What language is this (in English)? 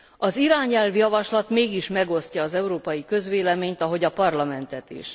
Hungarian